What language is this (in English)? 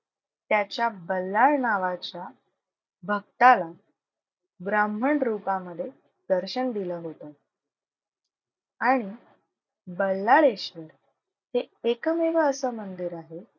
Marathi